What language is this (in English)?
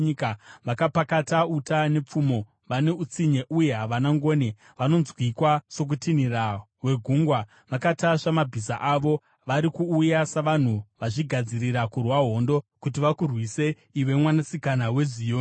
Shona